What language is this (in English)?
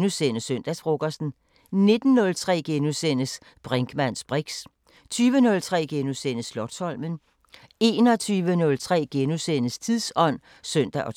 Danish